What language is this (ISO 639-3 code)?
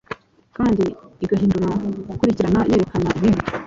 kin